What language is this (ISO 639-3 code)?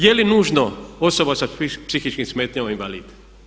hrv